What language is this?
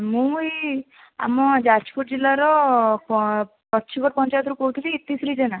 Odia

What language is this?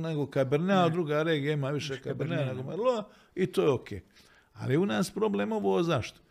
Croatian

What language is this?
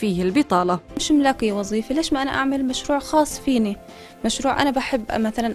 Arabic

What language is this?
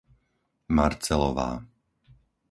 Slovak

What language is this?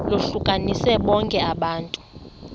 Xhosa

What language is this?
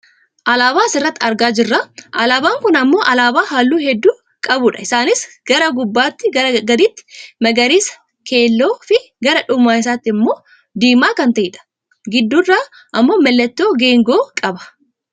Oromo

